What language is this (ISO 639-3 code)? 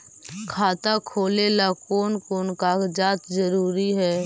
mag